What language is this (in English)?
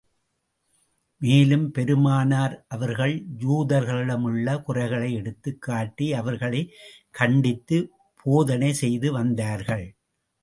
Tamil